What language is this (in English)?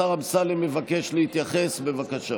Hebrew